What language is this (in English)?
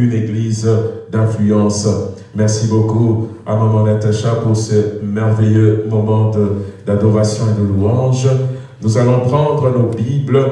French